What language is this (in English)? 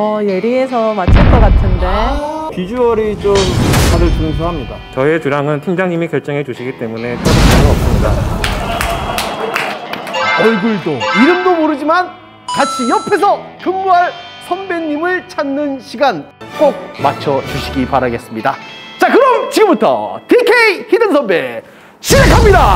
Korean